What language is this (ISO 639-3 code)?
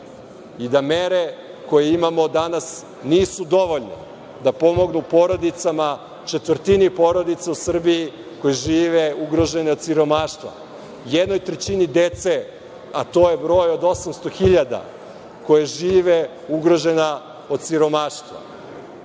srp